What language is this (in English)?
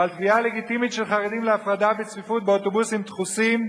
Hebrew